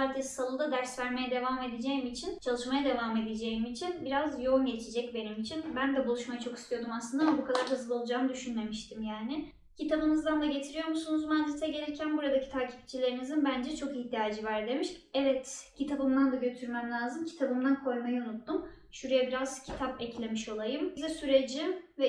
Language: Turkish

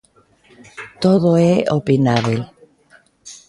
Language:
Galician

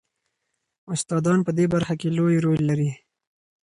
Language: Pashto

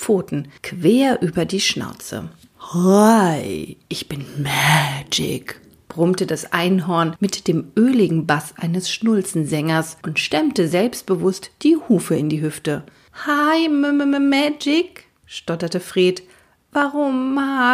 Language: German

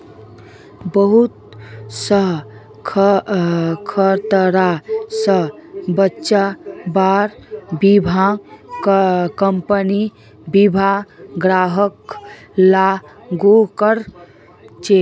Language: Magahi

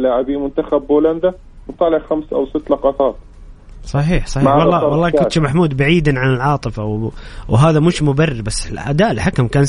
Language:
Arabic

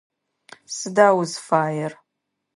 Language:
Adyghe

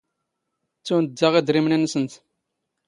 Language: Standard Moroccan Tamazight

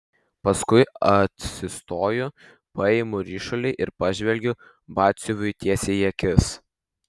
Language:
Lithuanian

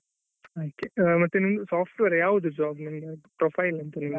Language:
Kannada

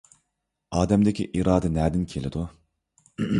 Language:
Uyghur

